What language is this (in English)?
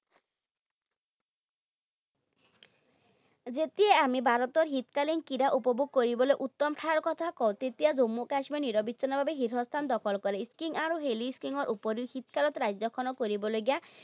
Assamese